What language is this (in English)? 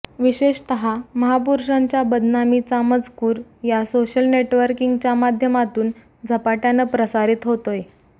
Marathi